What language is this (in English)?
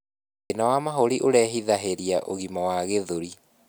Kikuyu